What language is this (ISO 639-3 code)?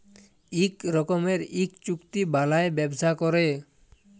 ben